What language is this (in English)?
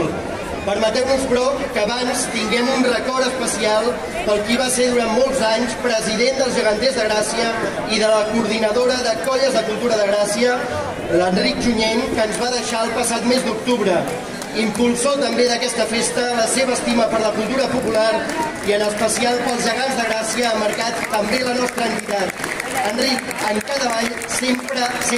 Arabic